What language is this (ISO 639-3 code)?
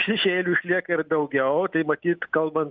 lit